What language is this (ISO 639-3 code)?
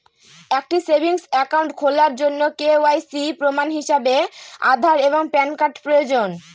ben